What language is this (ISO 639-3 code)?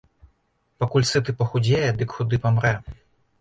bel